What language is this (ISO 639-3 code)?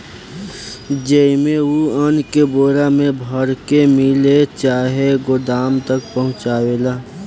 bho